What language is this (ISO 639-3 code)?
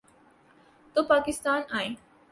urd